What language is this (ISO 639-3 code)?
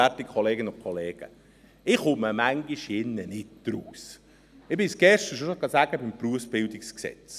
gsw